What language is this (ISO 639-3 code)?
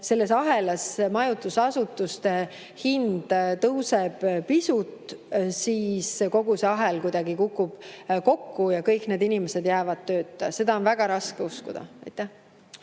est